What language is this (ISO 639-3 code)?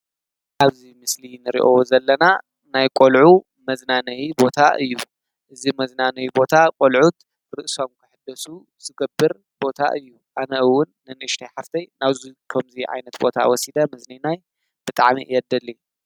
tir